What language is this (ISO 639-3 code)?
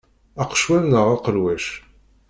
kab